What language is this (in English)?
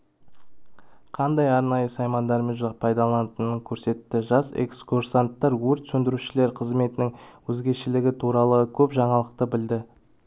Kazakh